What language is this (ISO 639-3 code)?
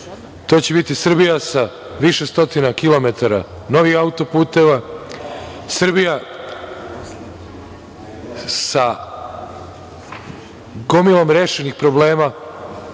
srp